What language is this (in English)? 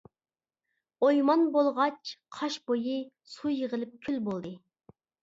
Uyghur